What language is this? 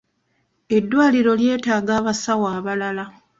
Ganda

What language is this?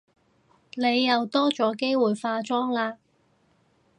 Cantonese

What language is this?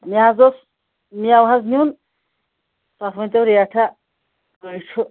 Kashmiri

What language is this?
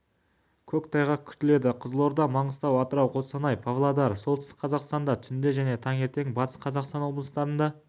Kazakh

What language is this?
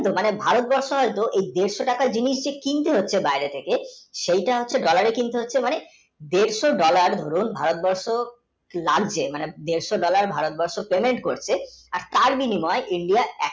Bangla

